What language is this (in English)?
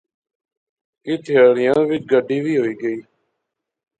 Pahari-Potwari